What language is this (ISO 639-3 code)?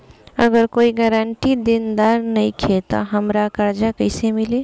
bho